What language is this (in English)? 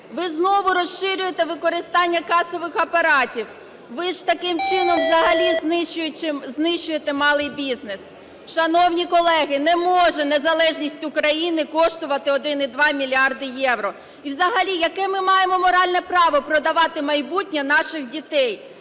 Ukrainian